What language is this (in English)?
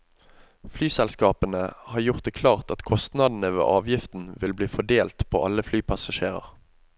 Norwegian